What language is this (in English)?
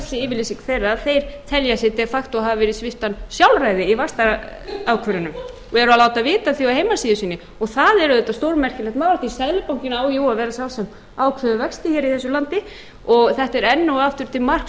Icelandic